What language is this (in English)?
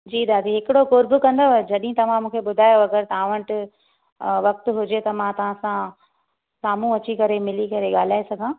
Sindhi